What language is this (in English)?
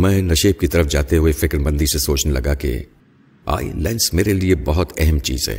Urdu